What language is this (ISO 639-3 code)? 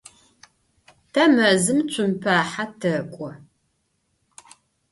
ady